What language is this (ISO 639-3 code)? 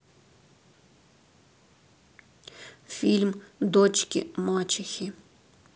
rus